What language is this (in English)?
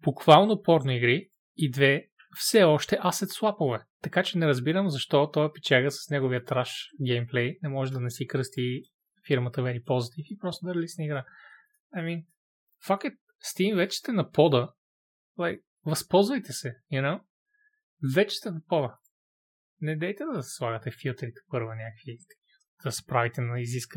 Bulgarian